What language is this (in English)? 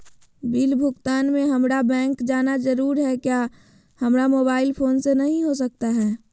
Magahi